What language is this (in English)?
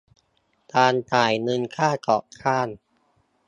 Thai